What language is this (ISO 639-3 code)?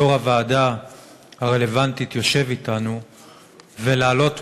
heb